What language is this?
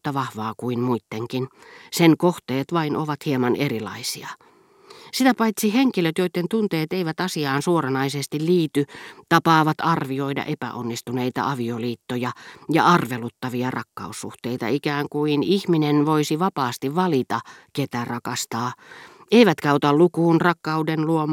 Finnish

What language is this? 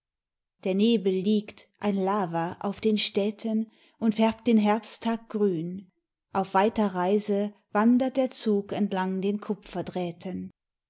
German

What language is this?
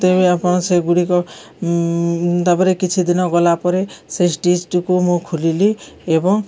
Odia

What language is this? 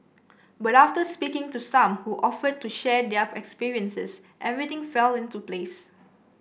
English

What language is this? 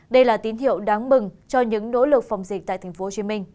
Vietnamese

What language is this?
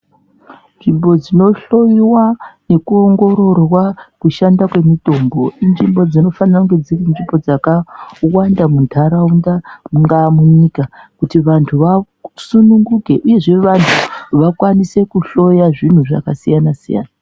Ndau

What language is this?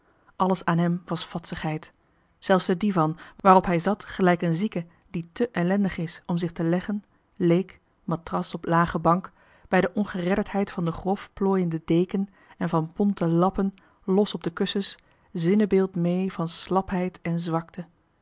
Dutch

